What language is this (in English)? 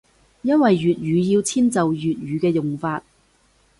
Cantonese